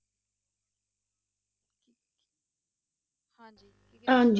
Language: Punjabi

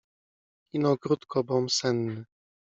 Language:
Polish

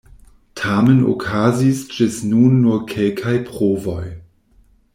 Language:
Esperanto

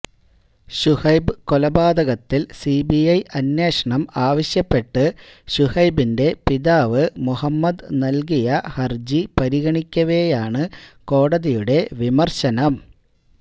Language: Malayalam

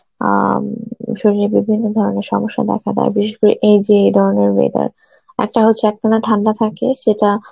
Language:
Bangla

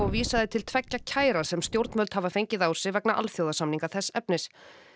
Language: Icelandic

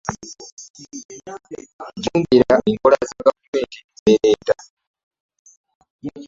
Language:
Ganda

